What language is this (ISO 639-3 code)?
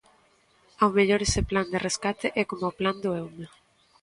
glg